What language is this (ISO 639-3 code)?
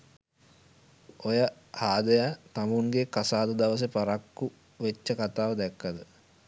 sin